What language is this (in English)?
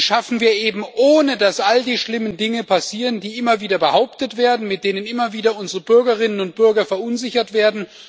German